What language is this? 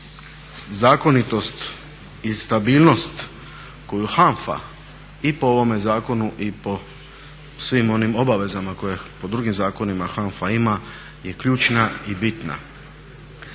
Croatian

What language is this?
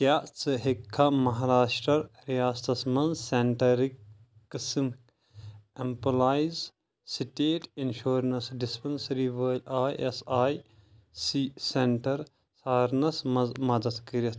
Kashmiri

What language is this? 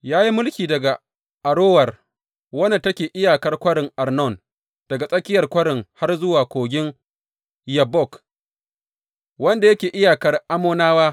Hausa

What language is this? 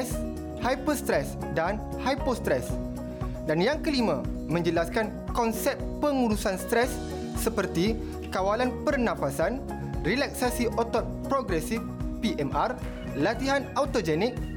Malay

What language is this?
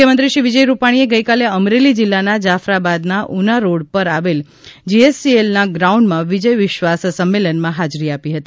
Gujarati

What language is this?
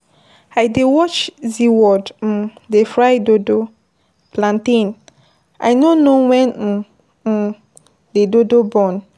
Nigerian Pidgin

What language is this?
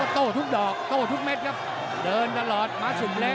Thai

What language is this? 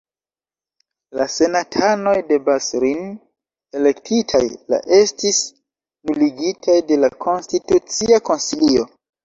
Esperanto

